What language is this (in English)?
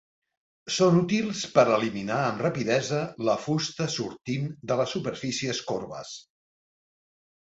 Catalan